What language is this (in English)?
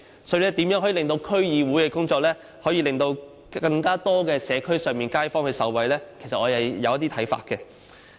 Cantonese